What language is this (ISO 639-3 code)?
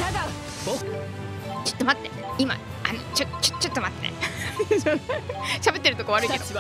jpn